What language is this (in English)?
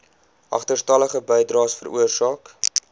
Afrikaans